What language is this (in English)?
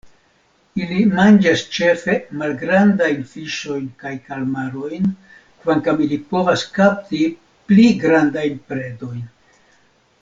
Esperanto